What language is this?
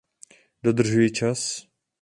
Czech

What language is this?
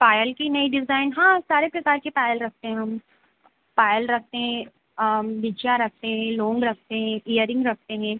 Hindi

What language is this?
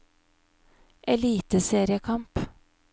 Norwegian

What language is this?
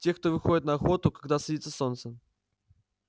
Russian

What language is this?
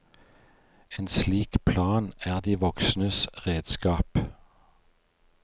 Norwegian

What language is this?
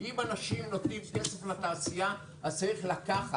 Hebrew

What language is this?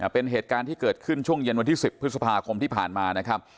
Thai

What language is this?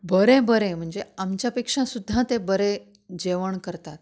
Konkani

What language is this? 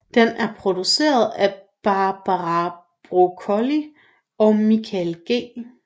Danish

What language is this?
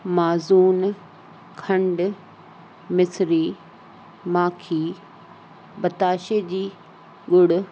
Sindhi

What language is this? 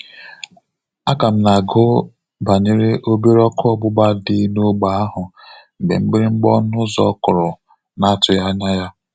Igbo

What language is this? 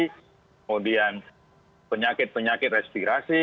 Indonesian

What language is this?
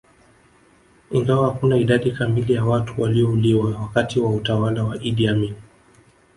Swahili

